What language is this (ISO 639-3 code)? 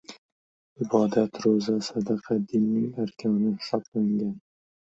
uzb